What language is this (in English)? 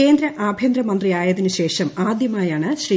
Malayalam